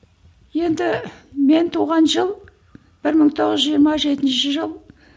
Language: Kazakh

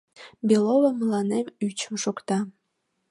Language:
Mari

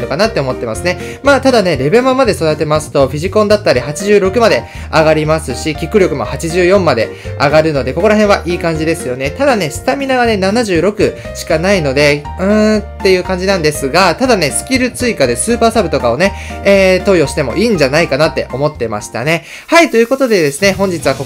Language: Japanese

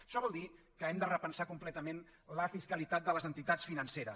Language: Catalan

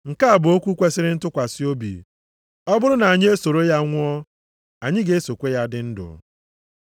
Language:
Igbo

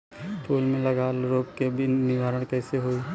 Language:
Bhojpuri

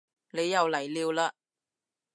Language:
Cantonese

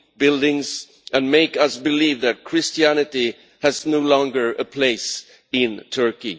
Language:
English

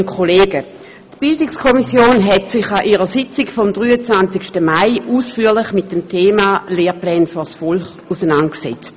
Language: Swiss German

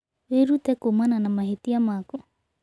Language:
Kikuyu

